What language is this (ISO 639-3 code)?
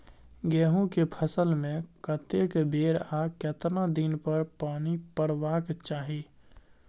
mai